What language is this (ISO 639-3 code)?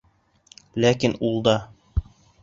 bak